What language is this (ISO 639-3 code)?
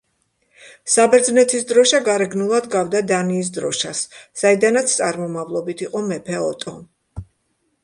kat